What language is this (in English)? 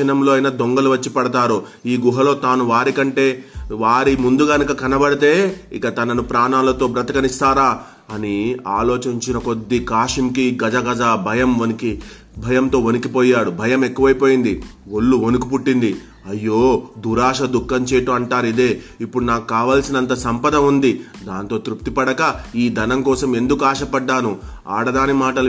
Telugu